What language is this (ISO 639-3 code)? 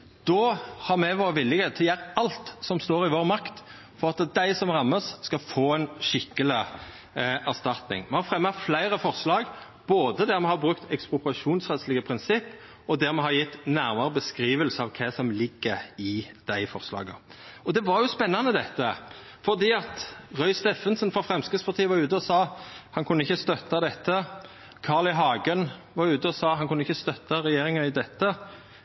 nno